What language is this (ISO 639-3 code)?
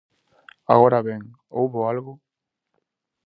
glg